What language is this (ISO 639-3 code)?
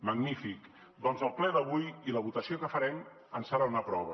cat